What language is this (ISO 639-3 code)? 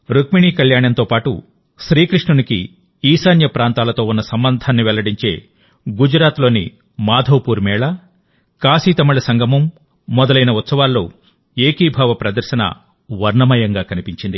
tel